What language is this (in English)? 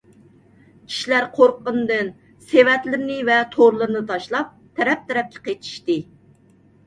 Uyghur